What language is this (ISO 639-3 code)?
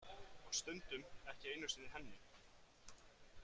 isl